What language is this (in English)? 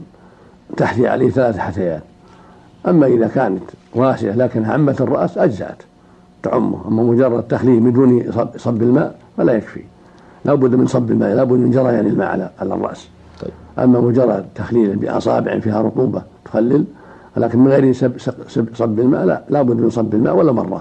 Arabic